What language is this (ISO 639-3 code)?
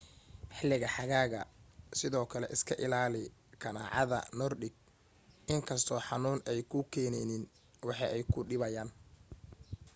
som